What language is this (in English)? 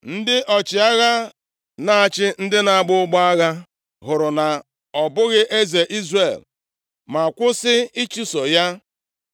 Igbo